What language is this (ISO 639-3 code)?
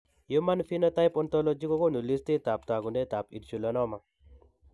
kln